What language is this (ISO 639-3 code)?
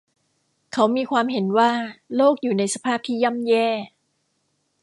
tha